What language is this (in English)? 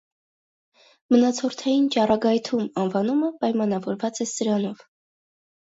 Armenian